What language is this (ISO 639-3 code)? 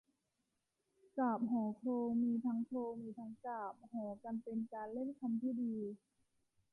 tha